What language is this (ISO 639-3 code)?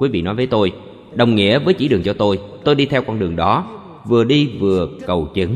vie